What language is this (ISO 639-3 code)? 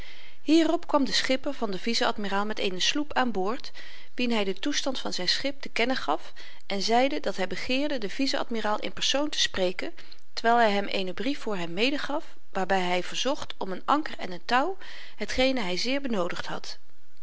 nld